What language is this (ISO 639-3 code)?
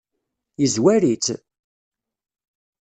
kab